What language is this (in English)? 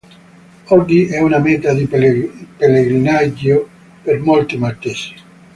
Italian